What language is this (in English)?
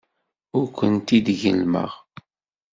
Kabyle